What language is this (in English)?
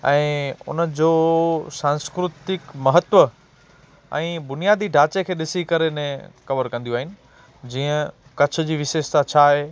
Sindhi